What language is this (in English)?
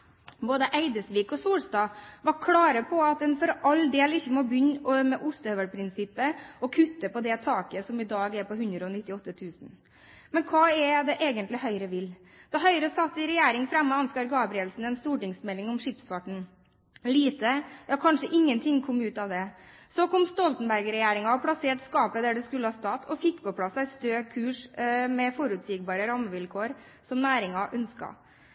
Norwegian Bokmål